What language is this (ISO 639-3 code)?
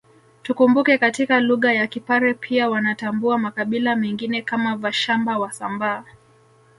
swa